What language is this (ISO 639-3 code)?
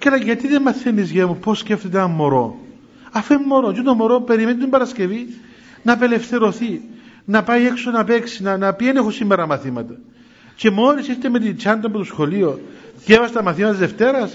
ell